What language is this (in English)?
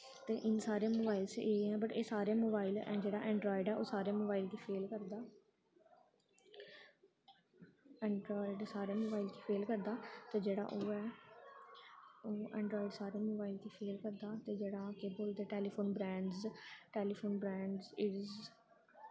Dogri